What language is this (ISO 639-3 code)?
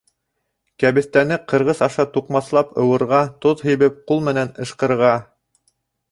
bak